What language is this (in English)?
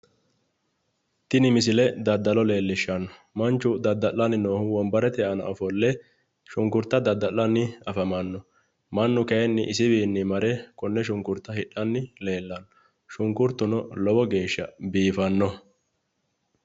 Sidamo